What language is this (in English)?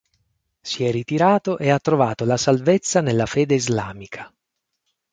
Italian